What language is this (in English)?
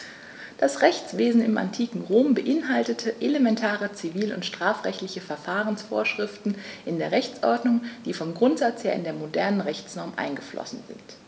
German